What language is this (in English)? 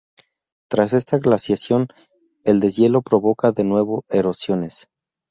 Spanish